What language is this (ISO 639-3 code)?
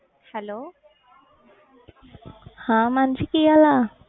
pan